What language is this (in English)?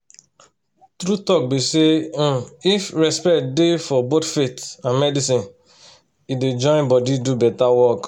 Nigerian Pidgin